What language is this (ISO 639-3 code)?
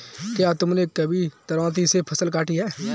hin